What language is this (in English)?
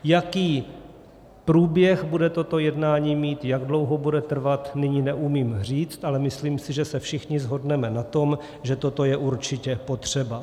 Czech